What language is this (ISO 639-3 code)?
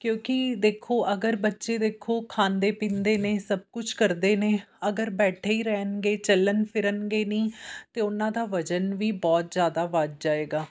pan